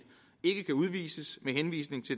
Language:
Danish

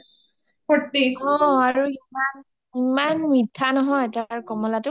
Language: Assamese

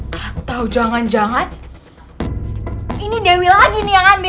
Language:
Indonesian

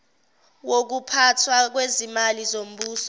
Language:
Zulu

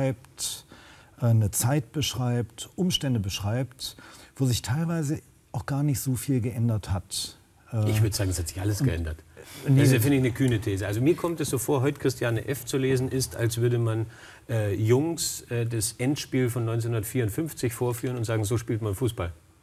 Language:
German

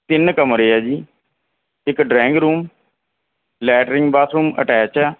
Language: Punjabi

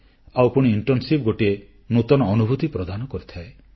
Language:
Odia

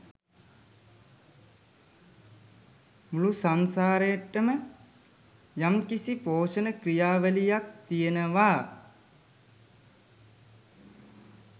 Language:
Sinhala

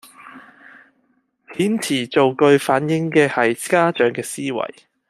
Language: Cantonese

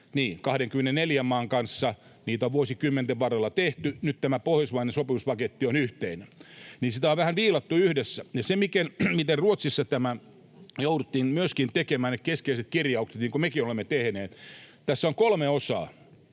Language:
Finnish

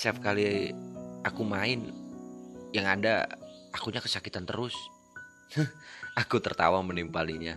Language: Indonesian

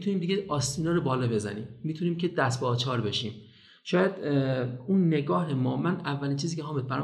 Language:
Persian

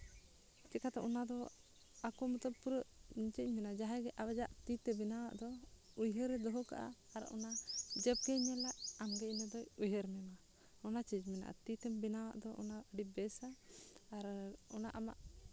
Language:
Santali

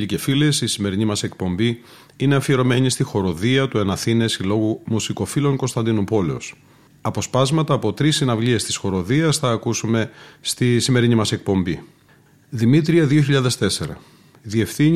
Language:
Greek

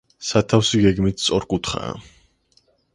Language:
Georgian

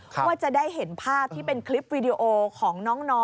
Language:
Thai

